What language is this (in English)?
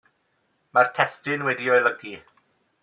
Welsh